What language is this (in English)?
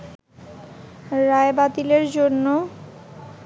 Bangla